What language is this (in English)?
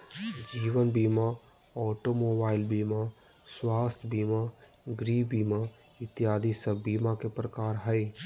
Magahi